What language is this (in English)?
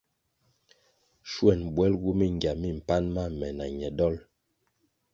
Kwasio